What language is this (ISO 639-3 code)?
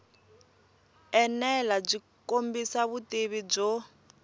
tso